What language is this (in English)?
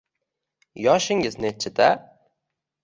Uzbek